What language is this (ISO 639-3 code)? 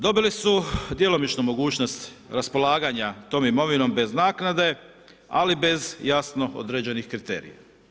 hrv